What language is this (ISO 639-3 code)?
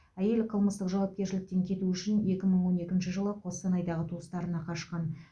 kaz